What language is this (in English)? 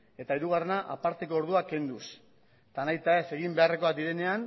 Basque